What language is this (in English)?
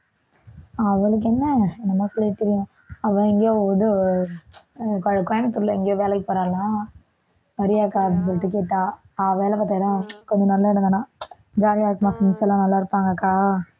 Tamil